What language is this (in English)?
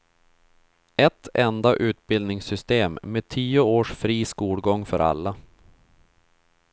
Swedish